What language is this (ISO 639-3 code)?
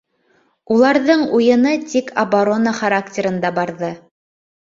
bak